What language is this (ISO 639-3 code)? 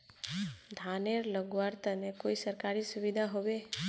mag